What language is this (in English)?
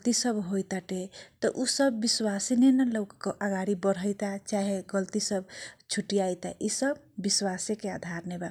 Kochila Tharu